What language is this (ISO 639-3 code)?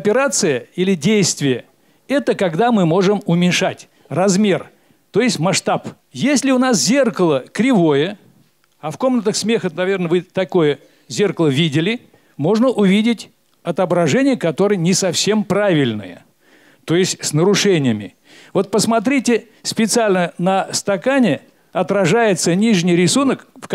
rus